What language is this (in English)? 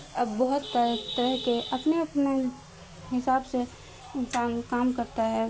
Urdu